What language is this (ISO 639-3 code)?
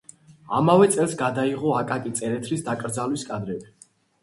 kat